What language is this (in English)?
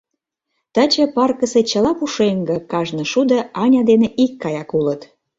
Mari